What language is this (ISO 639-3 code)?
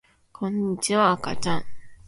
jpn